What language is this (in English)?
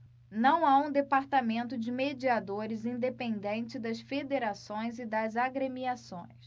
Portuguese